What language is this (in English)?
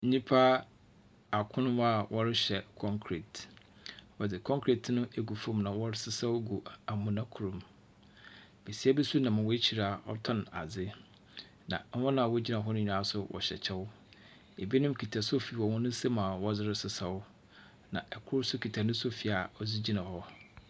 Akan